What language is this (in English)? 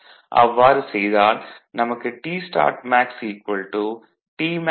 Tamil